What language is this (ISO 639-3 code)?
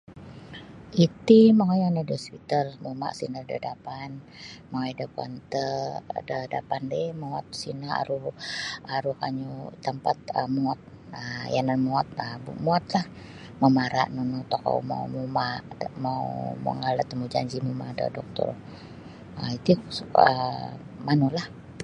bsy